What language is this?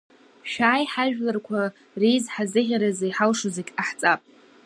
Abkhazian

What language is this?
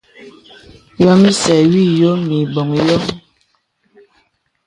Bebele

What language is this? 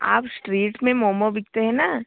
Hindi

